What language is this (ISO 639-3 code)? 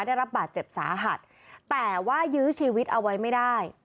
tha